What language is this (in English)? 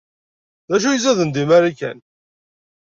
Kabyle